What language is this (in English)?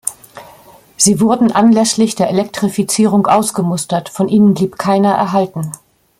German